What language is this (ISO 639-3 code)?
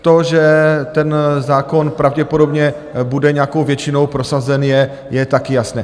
ces